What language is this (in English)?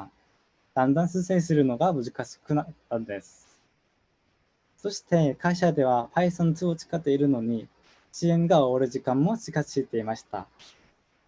Japanese